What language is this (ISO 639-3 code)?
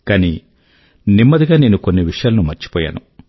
tel